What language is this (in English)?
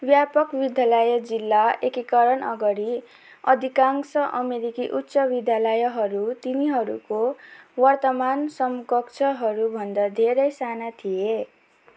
Nepali